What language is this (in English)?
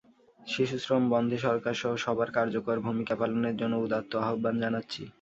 Bangla